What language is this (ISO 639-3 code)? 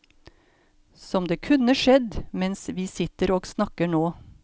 nor